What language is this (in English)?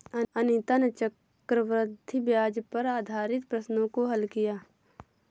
Hindi